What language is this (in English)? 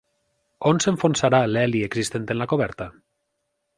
Catalan